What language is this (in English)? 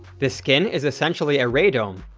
English